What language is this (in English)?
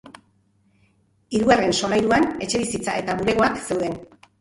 Basque